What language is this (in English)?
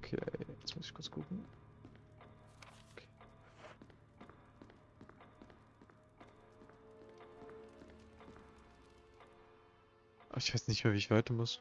German